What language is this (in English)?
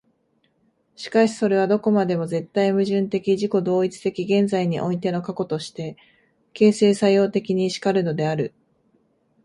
Japanese